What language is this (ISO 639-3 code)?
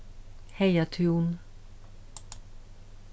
fao